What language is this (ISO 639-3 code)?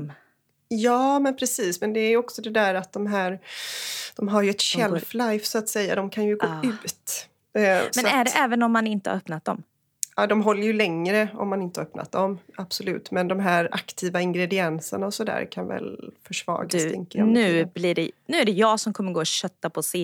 swe